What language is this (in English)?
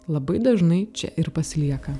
Lithuanian